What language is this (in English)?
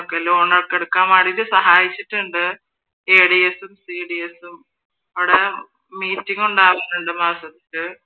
Malayalam